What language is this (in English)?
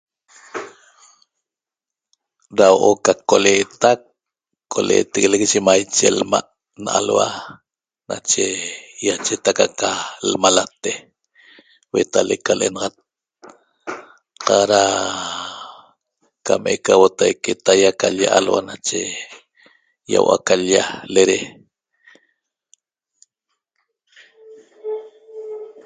Toba